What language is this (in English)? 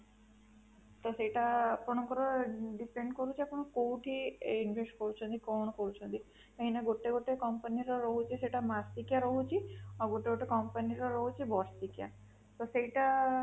Odia